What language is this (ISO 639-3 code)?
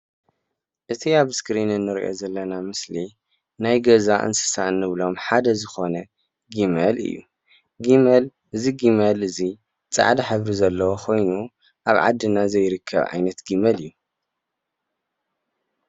tir